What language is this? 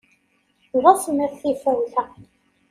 Kabyle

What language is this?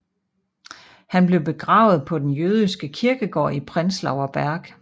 Danish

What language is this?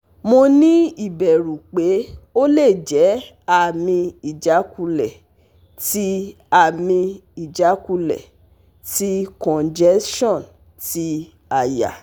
Yoruba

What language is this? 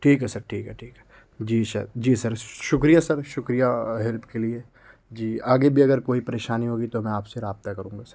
Urdu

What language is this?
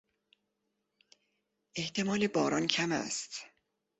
Persian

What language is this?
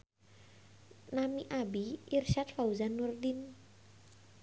Sundanese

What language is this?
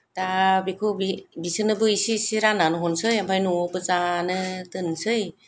Bodo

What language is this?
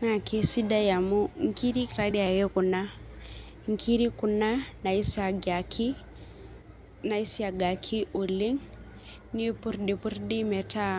Masai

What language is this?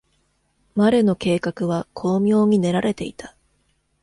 Japanese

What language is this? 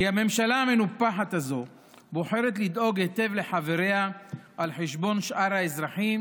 Hebrew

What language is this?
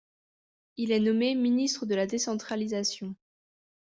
French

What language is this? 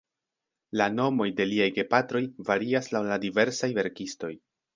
Esperanto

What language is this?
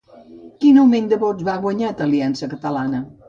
Catalan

